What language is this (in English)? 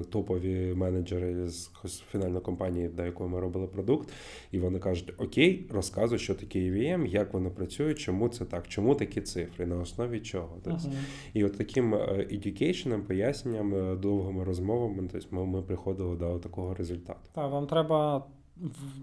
Ukrainian